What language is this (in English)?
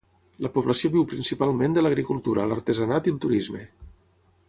Catalan